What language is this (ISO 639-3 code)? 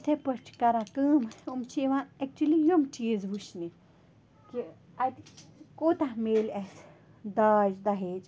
kas